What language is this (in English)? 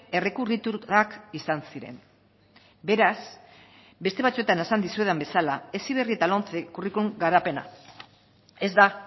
Basque